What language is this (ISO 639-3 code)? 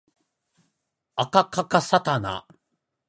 jpn